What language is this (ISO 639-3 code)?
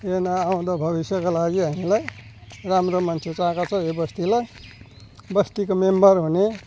nep